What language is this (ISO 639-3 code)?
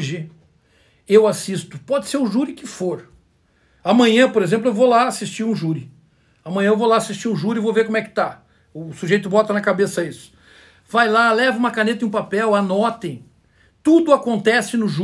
por